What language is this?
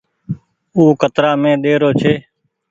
Goaria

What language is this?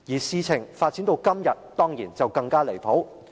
Cantonese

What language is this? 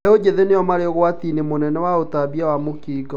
Kikuyu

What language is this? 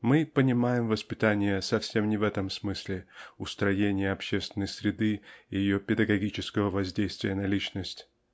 Russian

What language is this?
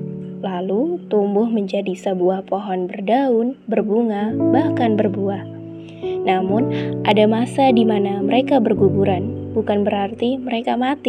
Indonesian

